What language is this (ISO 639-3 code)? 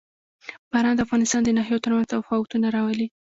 pus